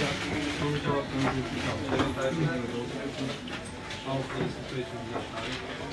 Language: Turkish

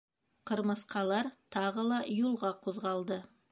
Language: Bashkir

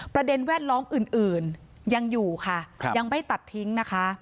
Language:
Thai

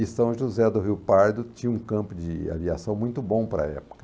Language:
Portuguese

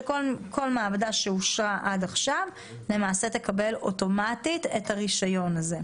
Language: Hebrew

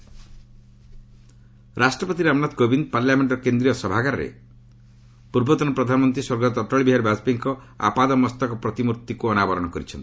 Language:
Odia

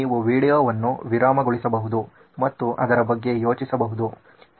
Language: Kannada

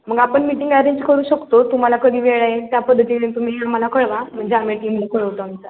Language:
Marathi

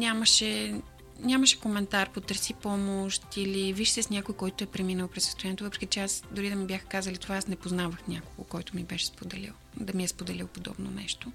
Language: Bulgarian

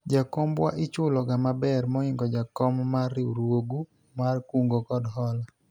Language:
Luo (Kenya and Tanzania)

